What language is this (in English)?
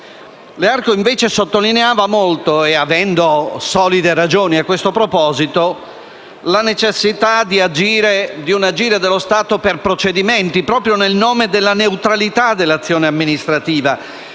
Italian